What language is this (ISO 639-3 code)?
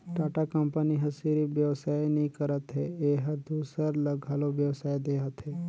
hne